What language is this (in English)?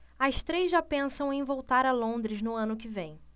Portuguese